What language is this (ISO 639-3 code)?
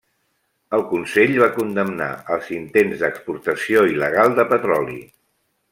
cat